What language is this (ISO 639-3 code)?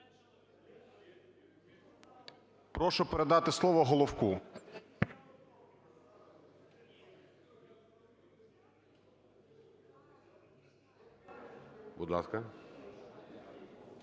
ukr